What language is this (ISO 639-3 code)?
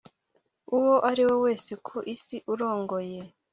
kin